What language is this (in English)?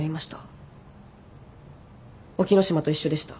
Japanese